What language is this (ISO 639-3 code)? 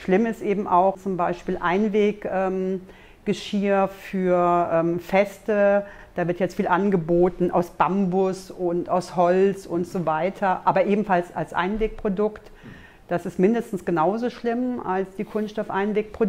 deu